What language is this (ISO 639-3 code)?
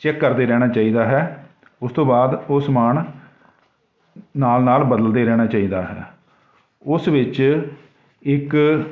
pan